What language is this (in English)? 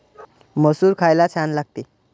Marathi